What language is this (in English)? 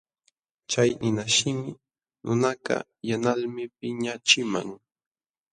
Jauja Wanca Quechua